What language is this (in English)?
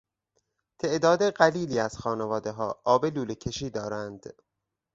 Persian